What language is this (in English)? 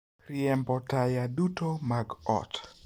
Luo (Kenya and Tanzania)